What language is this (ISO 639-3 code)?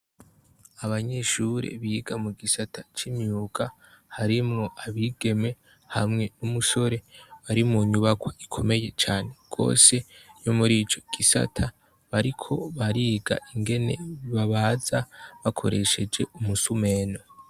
run